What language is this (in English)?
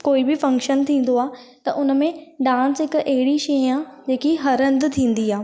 Sindhi